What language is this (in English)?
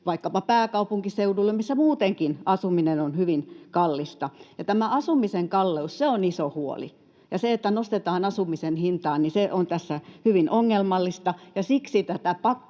Finnish